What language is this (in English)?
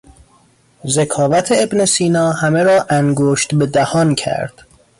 Persian